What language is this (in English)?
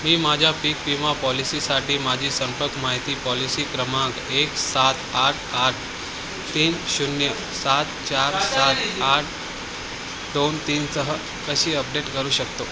Marathi